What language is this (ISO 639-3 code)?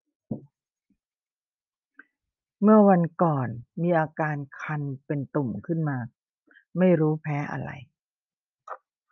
tha